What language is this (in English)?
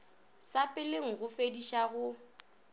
Northern Sotho